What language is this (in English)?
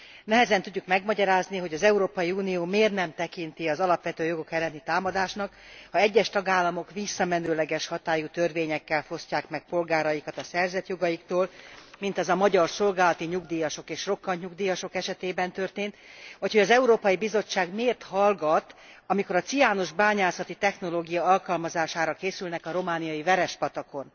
Hungarian